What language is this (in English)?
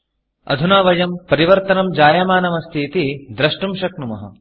Sanskrit